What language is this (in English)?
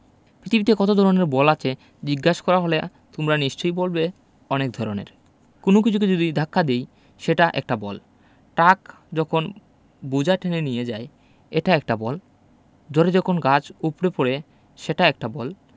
Bangla